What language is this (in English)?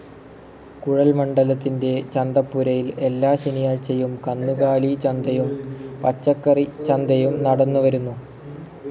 Malayalam